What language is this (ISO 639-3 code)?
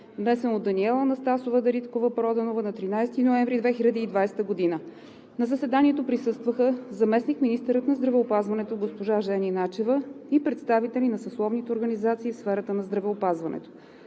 bul